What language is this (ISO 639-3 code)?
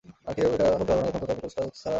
ben